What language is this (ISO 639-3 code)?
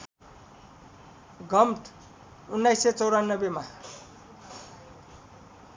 nep